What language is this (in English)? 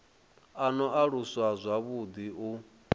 Venda